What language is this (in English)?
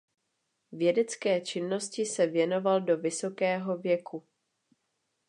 Czech